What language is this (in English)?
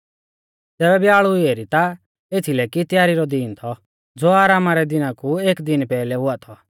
Mahasu Pahari